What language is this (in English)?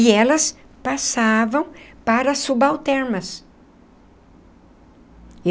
Portuguese